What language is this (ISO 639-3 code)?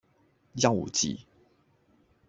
yue